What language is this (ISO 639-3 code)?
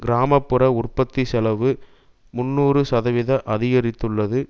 tam